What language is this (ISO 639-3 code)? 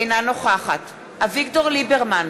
heb